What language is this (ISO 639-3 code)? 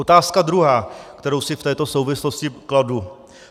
ces